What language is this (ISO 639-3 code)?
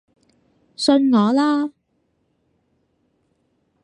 yue